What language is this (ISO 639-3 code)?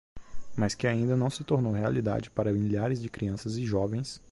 por